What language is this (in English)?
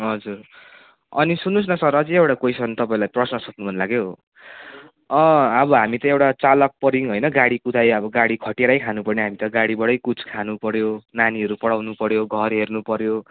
Nepali